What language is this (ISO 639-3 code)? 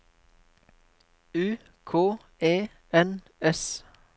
nor